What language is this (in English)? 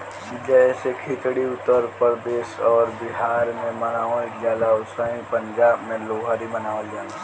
Bhojpuri